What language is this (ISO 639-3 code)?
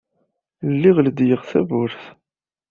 kab